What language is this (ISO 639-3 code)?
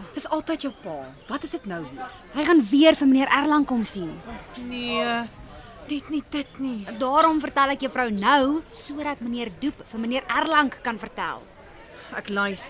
nld